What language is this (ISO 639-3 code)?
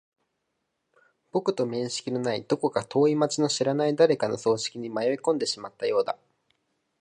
jpn